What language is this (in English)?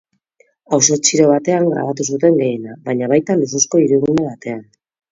Basque